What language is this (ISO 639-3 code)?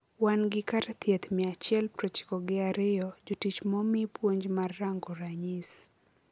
luo